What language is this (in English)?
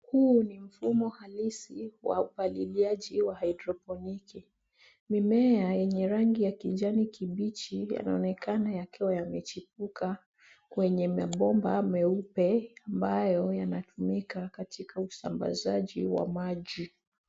Swahili